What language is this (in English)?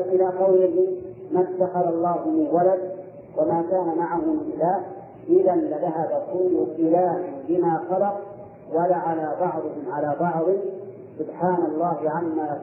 Arabic